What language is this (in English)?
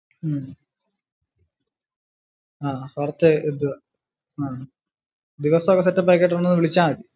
Malayalam